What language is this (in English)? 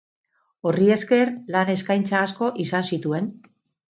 Basque